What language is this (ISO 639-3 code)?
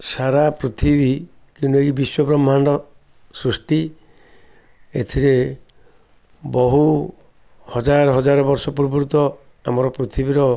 ori